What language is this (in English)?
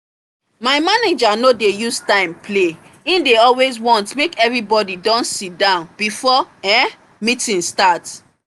Nigerian Pidgin